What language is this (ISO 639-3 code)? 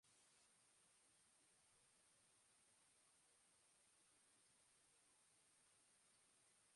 eus